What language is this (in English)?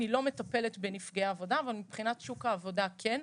Hebrew